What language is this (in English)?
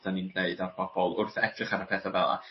Welsh